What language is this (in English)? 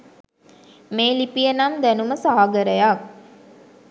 Sinhala